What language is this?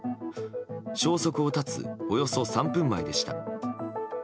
Japanese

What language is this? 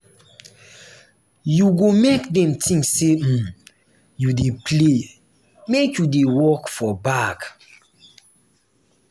Nigerian Pidgin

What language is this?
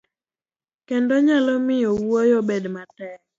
Luo (Kenya and Tanzania)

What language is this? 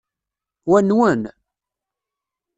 Kabyle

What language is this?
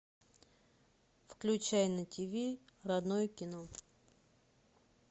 Russian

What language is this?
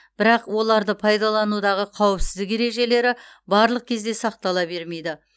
Kazakh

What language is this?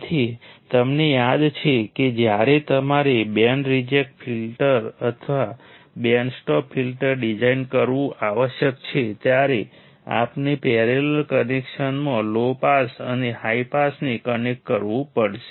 Gujarati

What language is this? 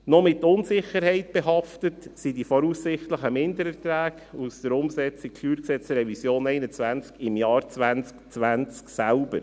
Swiss German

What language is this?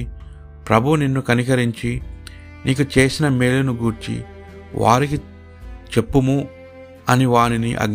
Telugu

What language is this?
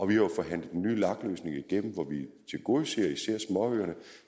Danish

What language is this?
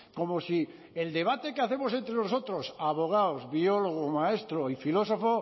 Spanish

